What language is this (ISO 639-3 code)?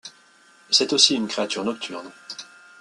fra